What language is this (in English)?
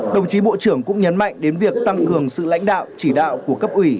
Vietnamese